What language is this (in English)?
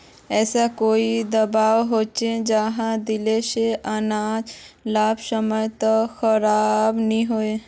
Magahi